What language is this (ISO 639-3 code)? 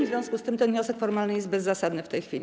pol